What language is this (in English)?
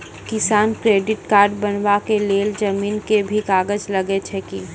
Maithili